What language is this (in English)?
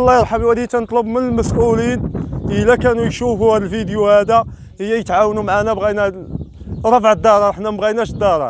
Arabic